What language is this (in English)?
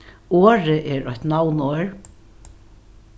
Faroese